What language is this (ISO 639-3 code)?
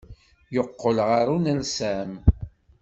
kab